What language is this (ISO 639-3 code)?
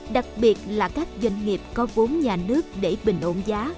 vie